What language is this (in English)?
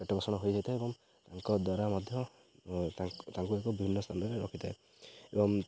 Odia